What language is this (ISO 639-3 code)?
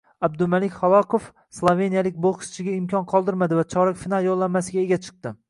uzb